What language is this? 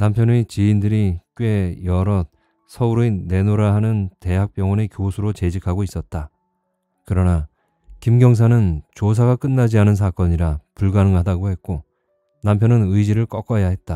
Korean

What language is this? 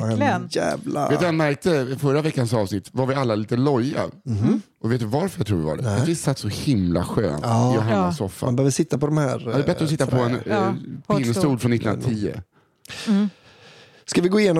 Swedish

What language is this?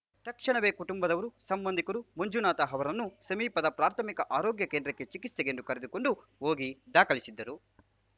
Kannada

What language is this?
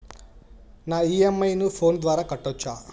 Telugu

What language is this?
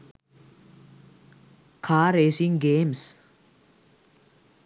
Sinhala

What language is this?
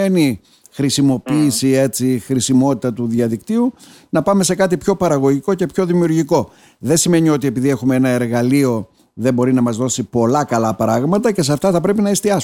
Greek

